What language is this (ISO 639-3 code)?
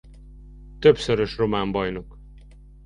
hun